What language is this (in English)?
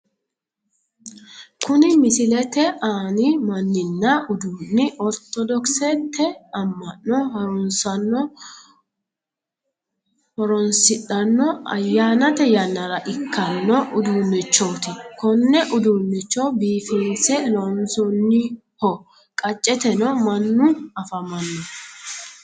Sidamo